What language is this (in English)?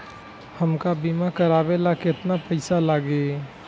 Bhojpuri